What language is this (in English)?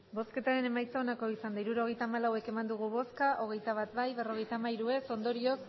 Basque